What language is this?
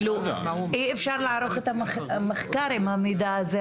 Hebrew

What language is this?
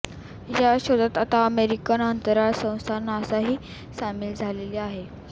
Marathi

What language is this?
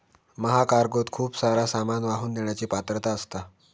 Marathi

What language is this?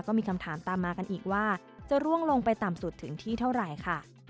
Thai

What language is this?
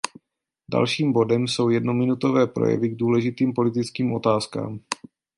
Czech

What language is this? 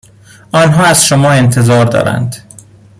Persian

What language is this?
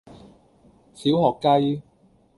Cantonese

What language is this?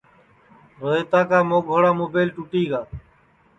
Sansi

